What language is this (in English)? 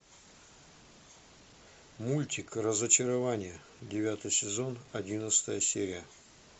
Russian